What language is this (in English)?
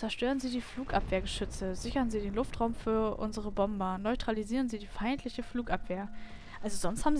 German